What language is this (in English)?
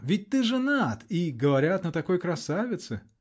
Russian